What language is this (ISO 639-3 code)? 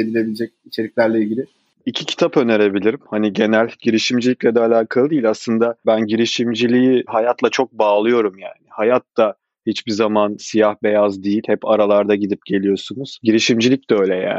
tur